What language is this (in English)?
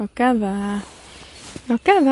Welsh